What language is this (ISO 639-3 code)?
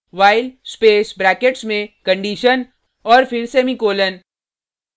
hin